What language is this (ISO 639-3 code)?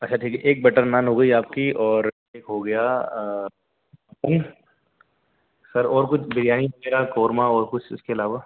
urd